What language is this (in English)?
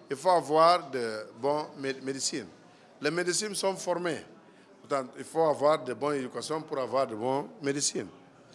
French